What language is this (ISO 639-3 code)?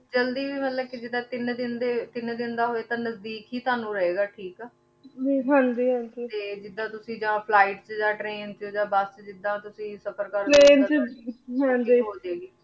pan